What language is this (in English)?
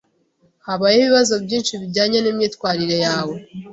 Kinyarwanda